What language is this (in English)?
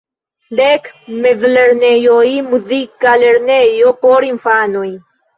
Esperanto